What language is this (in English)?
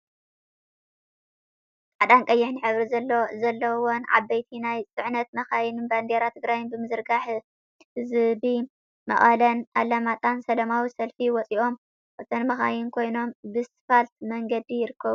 Tigrinya